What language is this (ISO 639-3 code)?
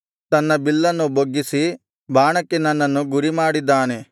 kan